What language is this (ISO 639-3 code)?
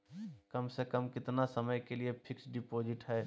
mag